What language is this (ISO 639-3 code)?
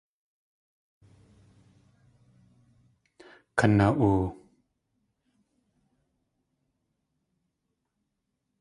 tli